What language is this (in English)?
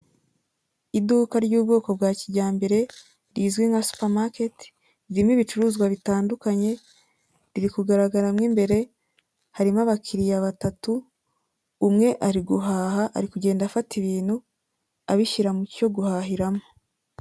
Kinyarwanda